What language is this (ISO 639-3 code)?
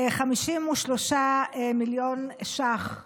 heb